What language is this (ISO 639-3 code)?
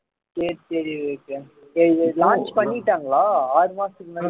tam